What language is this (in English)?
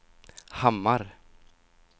Swedish